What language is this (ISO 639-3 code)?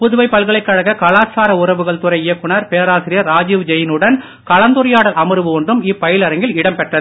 tam